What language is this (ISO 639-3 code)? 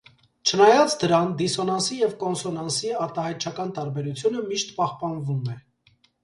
hye